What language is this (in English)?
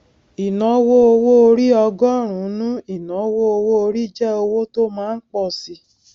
Yoruba